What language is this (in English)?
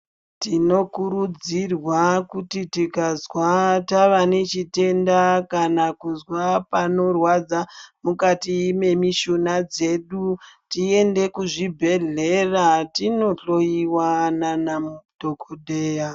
Ndau